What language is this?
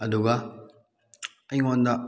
Manipuri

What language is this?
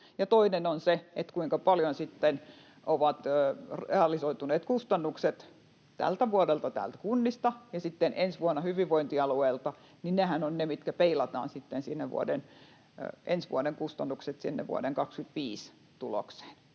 Finnish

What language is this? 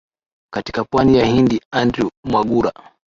Swahili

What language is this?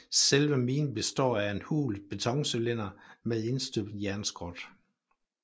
Danish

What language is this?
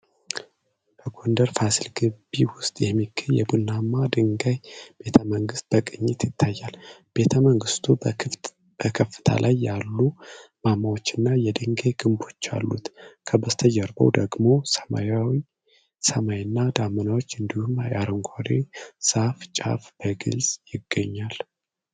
Amharic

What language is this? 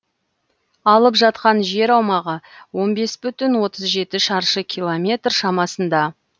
Kazakh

